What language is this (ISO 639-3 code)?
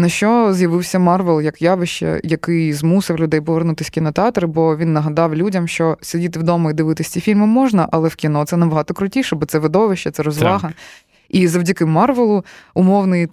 ukr